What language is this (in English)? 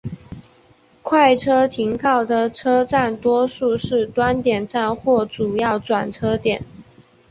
Chinese